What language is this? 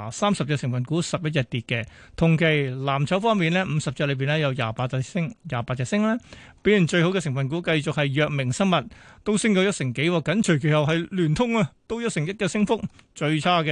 Chinese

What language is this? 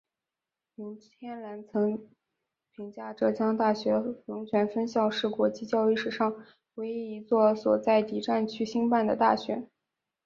Chinese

